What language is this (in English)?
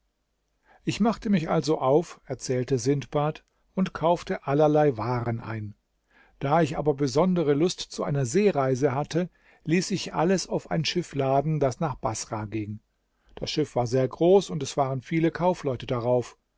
German